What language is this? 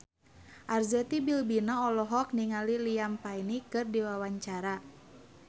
Sundanese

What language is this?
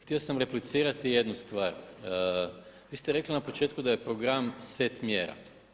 Croatian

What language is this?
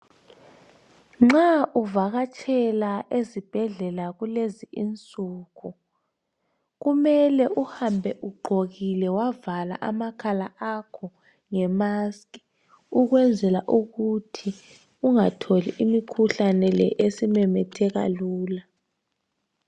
North Ndebele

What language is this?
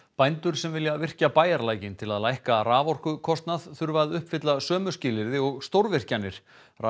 Icelandic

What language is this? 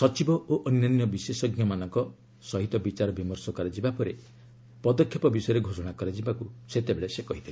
Odia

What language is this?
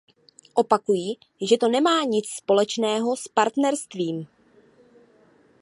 Czech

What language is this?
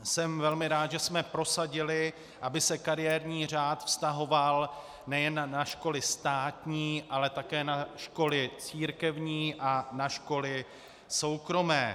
Czech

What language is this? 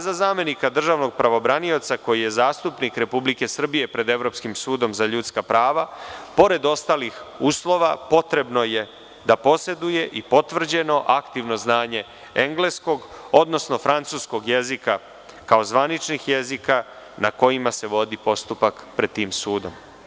Serbian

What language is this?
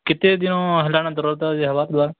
Odia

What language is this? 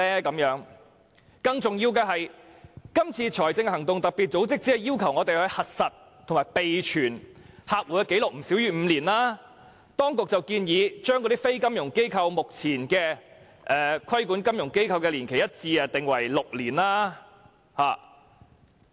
Cantonese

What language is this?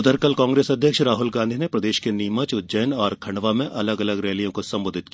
Hindi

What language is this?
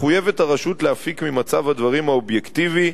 Hebrew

